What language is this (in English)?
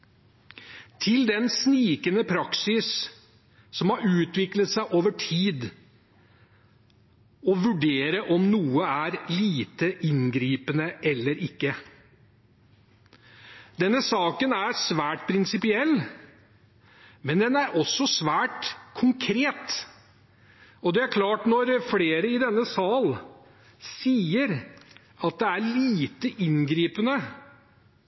Norwegian Bokmål